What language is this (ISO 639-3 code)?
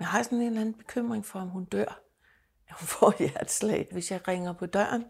dan